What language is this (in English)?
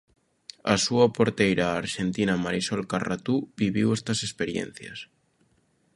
Galician